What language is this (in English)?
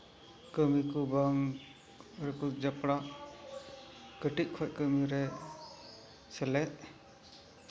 Santali